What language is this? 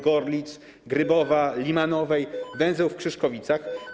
Polish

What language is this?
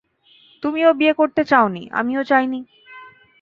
Bangla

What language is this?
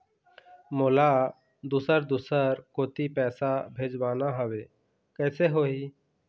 Chhattisgarhi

